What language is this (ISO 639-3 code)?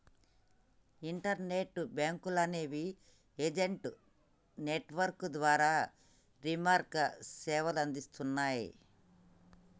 tel